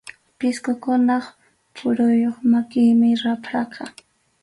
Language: Arequipa-La Unión Quechua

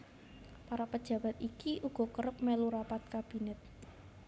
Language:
Javanese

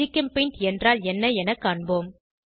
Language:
Tamil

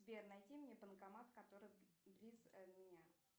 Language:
Russian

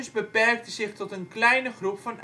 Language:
Dutch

